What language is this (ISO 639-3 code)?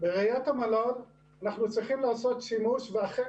heb